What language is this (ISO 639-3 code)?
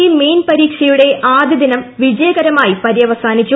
mal